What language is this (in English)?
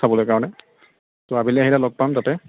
Assamese